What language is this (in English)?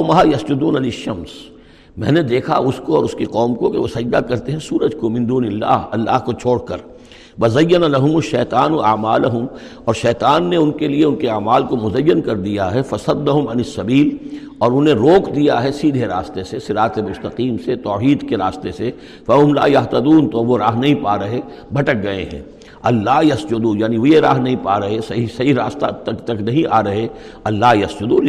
Urdu